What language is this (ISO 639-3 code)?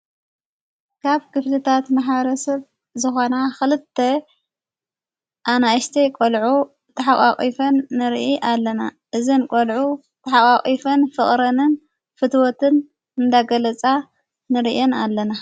tir